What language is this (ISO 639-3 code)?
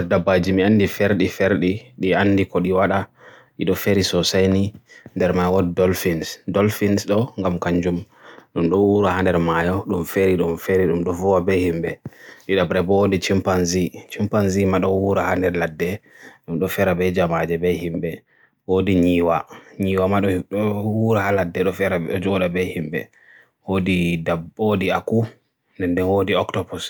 fue